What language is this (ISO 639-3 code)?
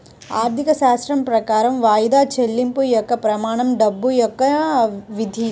tel